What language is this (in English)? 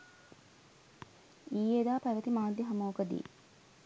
Sinhala